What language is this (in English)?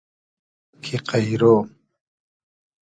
Hazaragi